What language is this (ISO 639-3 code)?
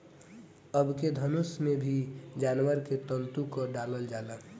bho